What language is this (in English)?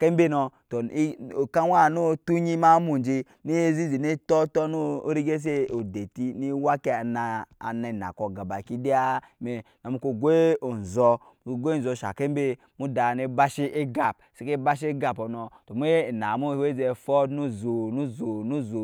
Nyankpa